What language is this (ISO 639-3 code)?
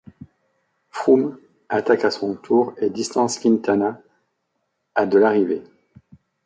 fra